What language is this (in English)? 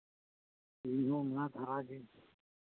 Santali